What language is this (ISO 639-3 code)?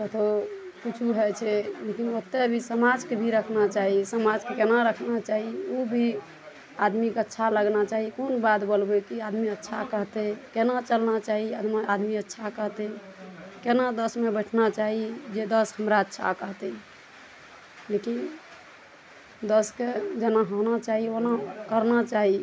mai